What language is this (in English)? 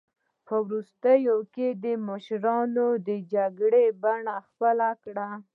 Pashto